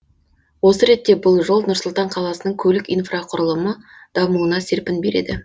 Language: Kazakh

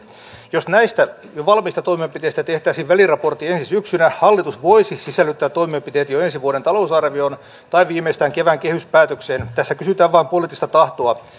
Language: Finnish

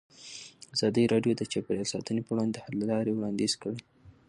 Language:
Pashto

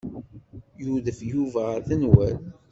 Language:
Kabyle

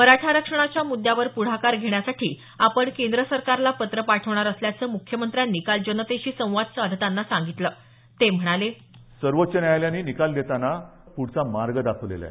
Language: Marathi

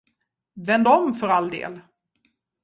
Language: Swedish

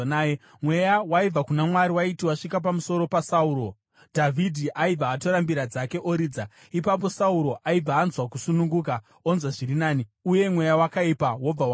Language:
Shona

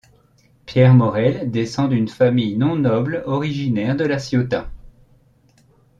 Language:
French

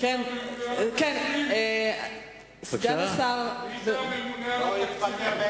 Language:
Hebrew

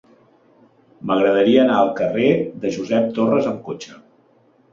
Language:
Catalan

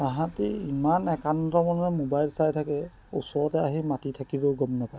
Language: Assamese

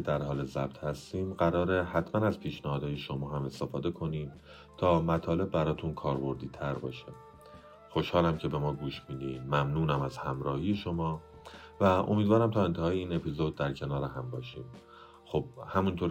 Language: Persian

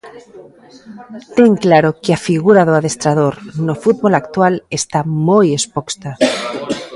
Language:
Galician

